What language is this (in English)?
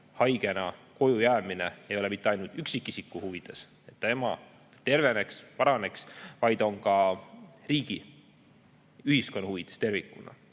Estonian